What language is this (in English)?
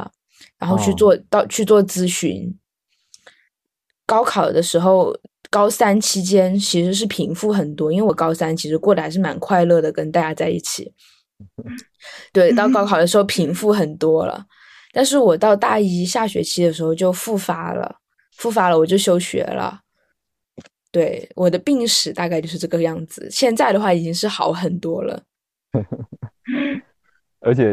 Chinese